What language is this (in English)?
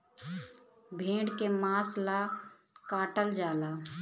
Bhojpuri